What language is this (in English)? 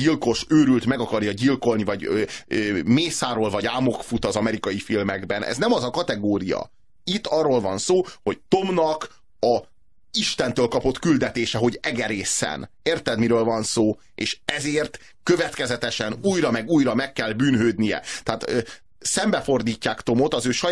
Hungarian